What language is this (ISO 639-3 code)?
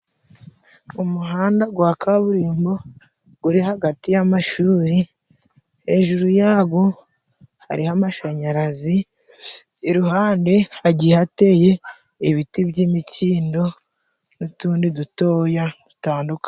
kin